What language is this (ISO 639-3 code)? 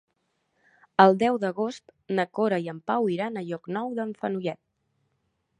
cat